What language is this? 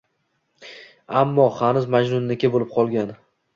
Uzbek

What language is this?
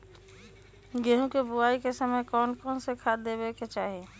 Magahi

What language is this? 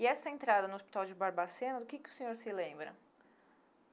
Portuguese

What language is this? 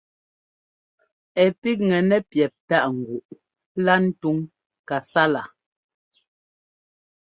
Ngomba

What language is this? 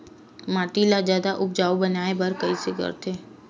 Chhattisgarhi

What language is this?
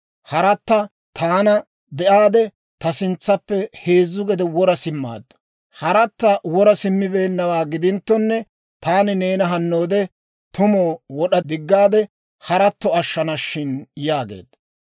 Dawro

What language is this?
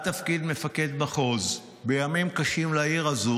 Hebrew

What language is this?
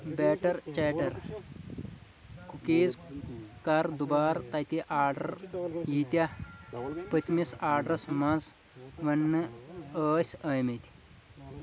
Kashmiri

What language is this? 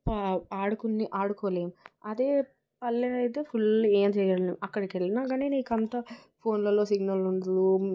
Telugu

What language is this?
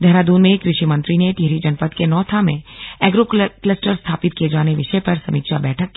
Hindi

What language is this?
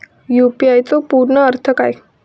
Marathi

